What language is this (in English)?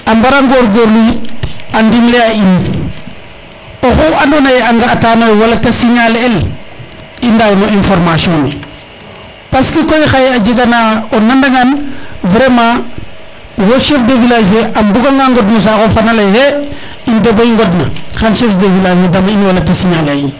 Serer